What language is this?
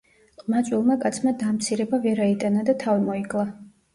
Georgian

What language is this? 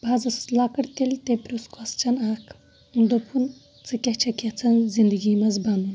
Kashmiri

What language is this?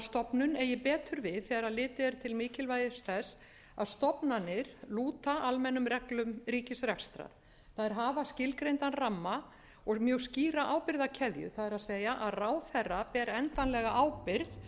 Icelandic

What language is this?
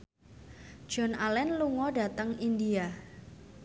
Javanese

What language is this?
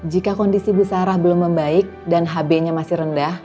Indonesian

